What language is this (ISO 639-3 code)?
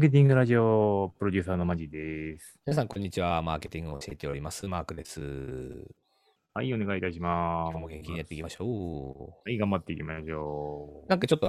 jpn